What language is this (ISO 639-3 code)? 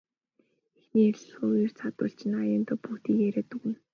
mon